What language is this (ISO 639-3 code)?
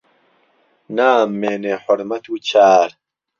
ckb